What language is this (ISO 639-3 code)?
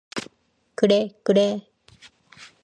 kor